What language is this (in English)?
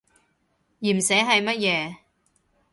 Cantonese